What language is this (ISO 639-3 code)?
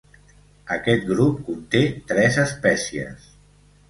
cat